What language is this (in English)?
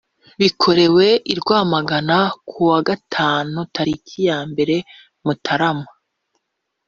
Kinyarwanda